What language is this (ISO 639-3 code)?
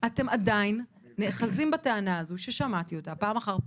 heb